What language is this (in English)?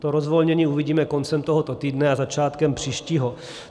Czech